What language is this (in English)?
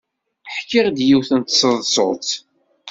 Kabyle